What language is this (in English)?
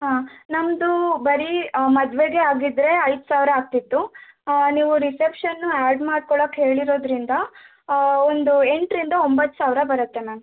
Kannada